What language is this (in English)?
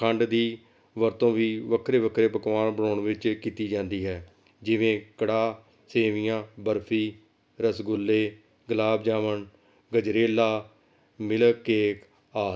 Punjabi